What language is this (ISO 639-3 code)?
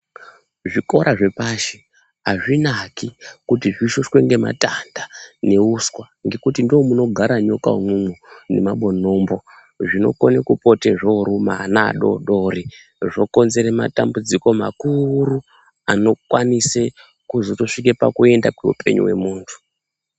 ndc